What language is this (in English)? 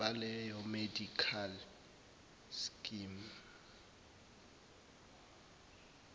Zulu